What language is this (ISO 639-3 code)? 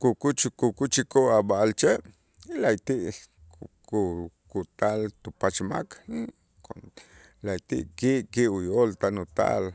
itz